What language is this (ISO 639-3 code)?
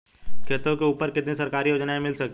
hin